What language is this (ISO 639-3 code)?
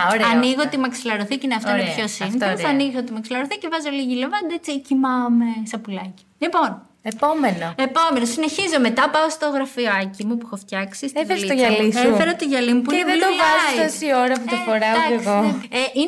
ell